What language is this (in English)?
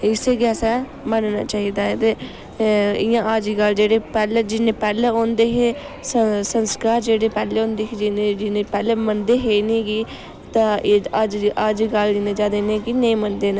Dogri